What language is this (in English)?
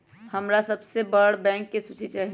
Magahi